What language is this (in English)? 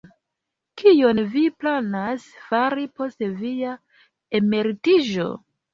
Esperanto